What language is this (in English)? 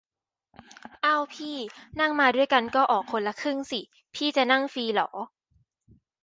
Thai